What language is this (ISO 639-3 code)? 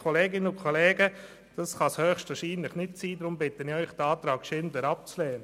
gsw